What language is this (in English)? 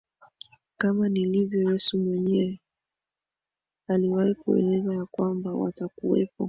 Swahili